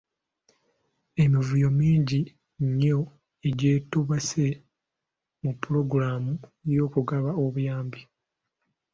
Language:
Ganda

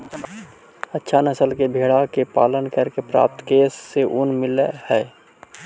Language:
Magahi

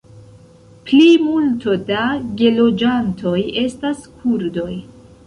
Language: Esperanto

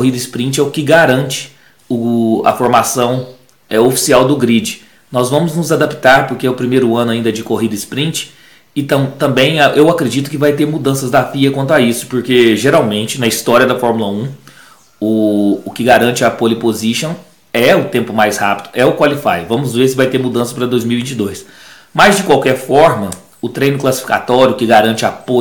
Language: Portuguese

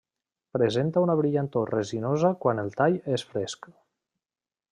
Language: Catalan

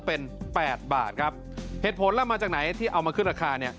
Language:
Thai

